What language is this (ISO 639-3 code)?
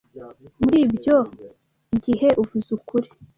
kin